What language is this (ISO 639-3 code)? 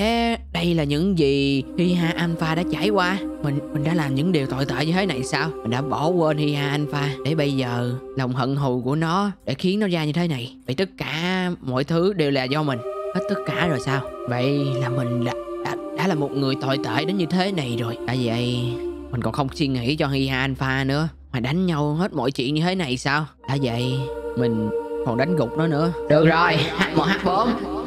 vie